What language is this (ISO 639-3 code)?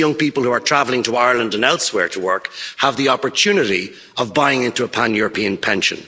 eng